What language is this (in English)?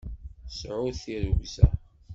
Kabyle